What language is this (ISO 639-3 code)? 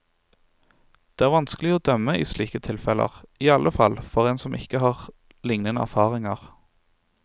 nor